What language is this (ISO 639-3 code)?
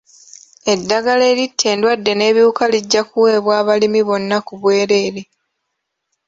lug